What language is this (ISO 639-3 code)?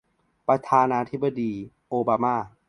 tha